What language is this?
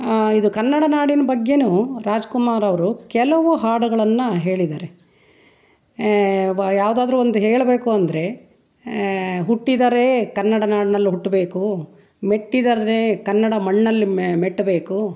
Kannada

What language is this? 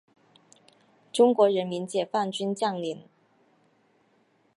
Chinese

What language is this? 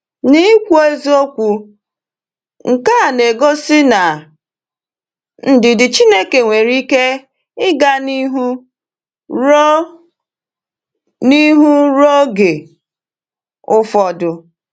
Igbo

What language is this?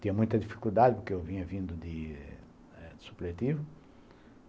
Portuguese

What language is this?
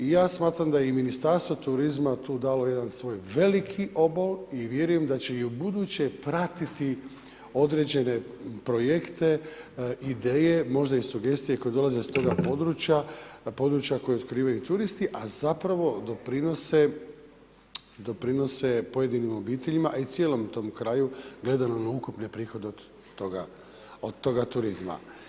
Croatian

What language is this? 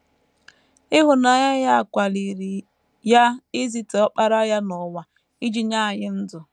Igbo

